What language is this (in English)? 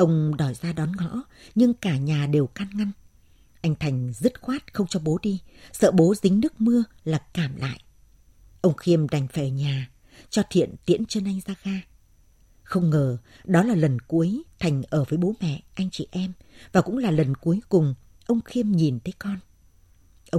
Vietnamese